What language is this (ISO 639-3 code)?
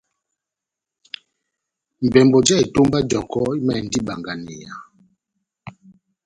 bnm